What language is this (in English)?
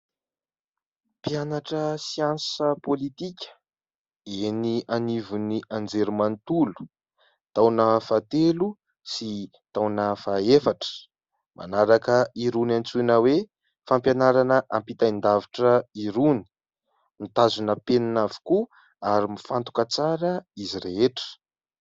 Malagasy